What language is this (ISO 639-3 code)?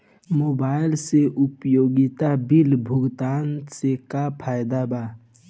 bho